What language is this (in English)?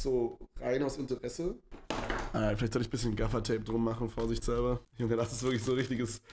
German